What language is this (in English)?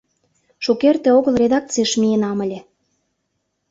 Mari